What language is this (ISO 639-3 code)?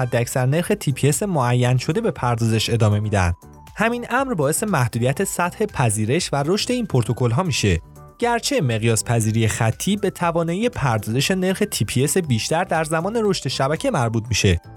fas